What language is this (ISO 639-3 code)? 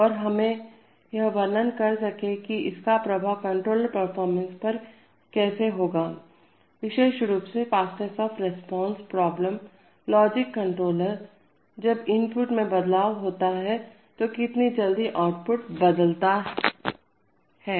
hin